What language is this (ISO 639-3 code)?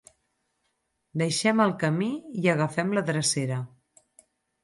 cat